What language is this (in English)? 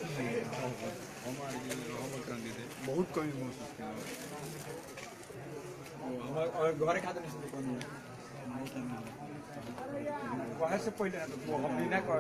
Spanish